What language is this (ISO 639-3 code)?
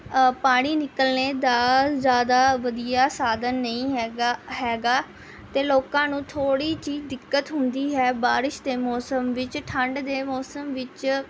pan